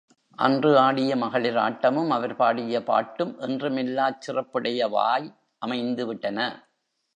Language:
Tamil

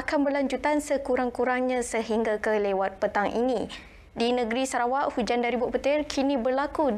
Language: Malay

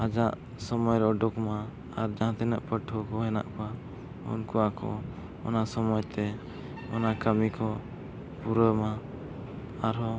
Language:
Santali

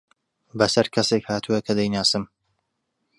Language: Central Kurdish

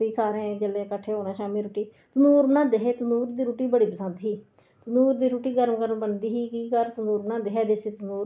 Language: Dogri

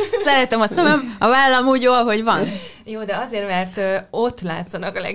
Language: Hungarian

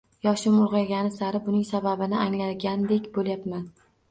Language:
Uzbek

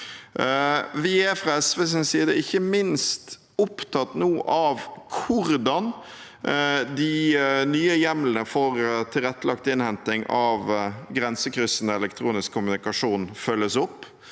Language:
Norwegian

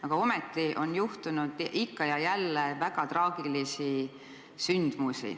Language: Estonian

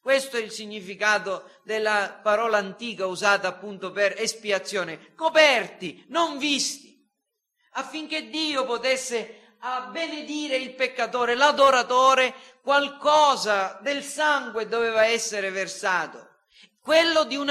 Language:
Italian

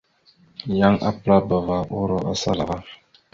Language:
Mada (Cameroon)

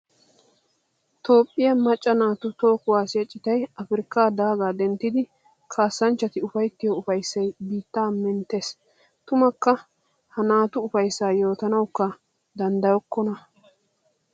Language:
Wolaytta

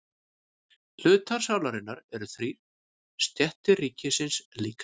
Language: Icelandic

